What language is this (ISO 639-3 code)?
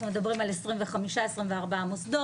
heb